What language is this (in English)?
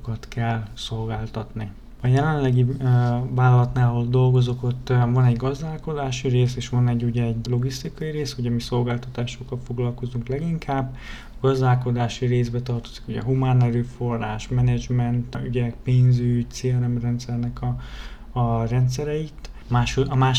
Hungarian